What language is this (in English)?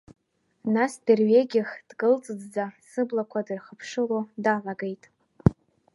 Abkhazian